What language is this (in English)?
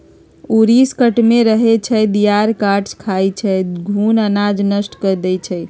Magahi